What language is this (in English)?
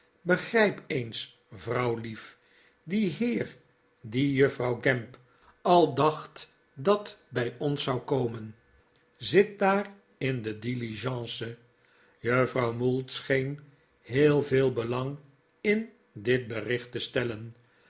Dutch